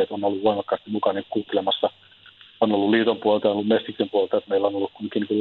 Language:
Finnish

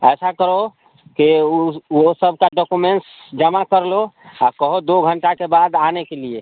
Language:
Hindi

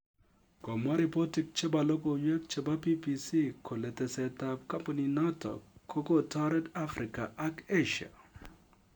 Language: Kalenjin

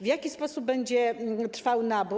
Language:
Polish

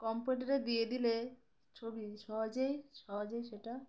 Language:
Bangla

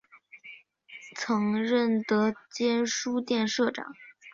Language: Chinese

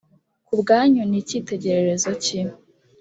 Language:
Kinyarwanda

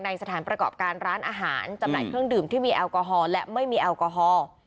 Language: Thai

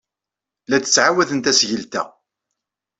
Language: Kabyle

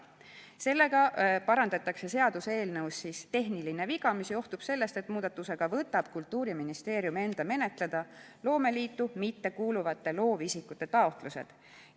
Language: Estonian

